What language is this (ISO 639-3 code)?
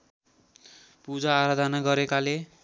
nep